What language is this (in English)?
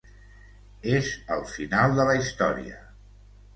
Catalan